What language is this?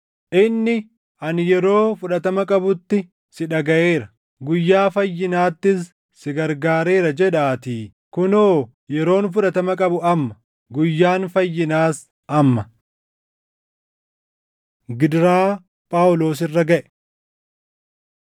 Oromo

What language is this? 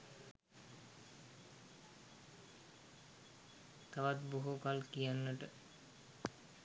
Sinhala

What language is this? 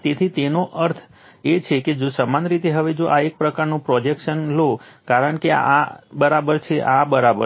Gujarati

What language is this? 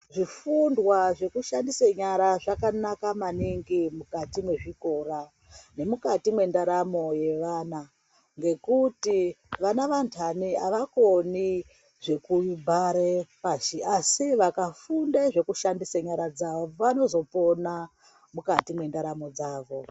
Ndau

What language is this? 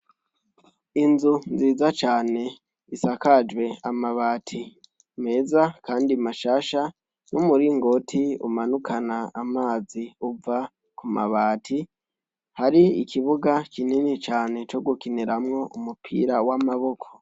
Rundi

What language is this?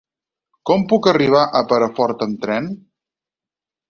Catalan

